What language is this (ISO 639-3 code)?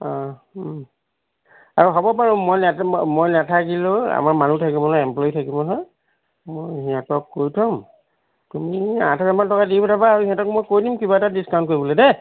asm